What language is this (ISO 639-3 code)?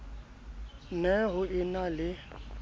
sot